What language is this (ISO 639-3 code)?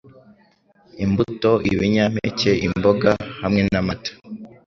kin